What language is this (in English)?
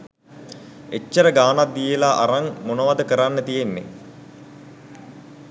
Sinhala